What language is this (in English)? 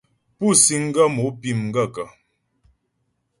Ghomala